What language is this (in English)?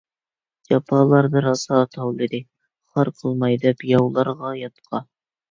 Uyghur